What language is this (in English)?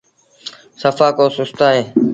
Sindhi Bhil